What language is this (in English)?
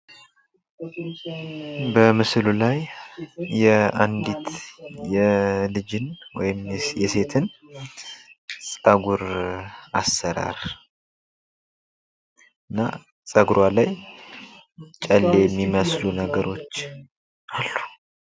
Amharic